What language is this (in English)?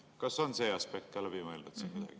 Estonian